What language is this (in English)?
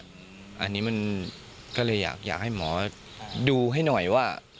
Thai